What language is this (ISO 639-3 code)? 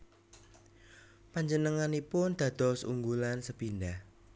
jav